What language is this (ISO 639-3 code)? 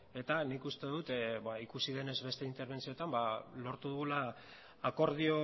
eus